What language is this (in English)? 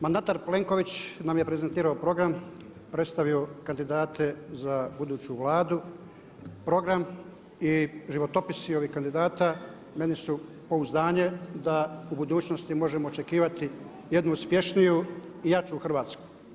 Croatian